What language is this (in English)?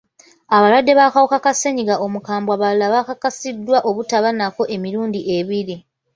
Ganda